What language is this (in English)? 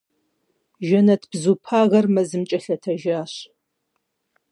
Kabardian